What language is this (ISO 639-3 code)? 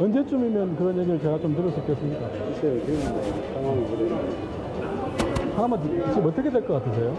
kor